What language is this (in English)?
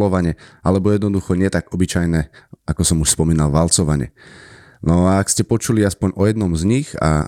Slovak